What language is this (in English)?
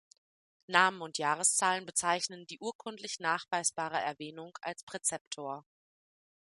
German